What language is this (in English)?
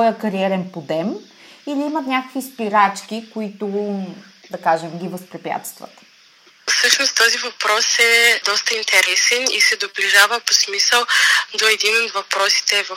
Bulgarian